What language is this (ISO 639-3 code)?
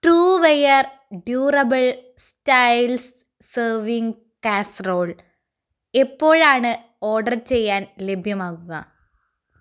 mal